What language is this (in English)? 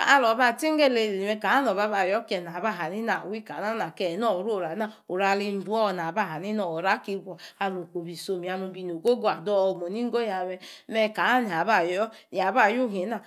Yace